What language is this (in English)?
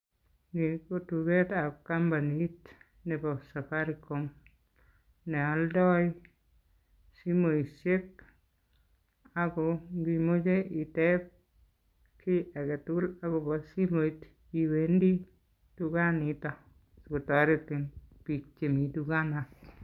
Kalenjin